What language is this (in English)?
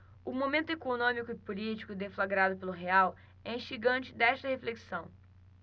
Portuguese